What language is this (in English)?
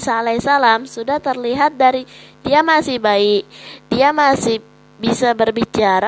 Indonesian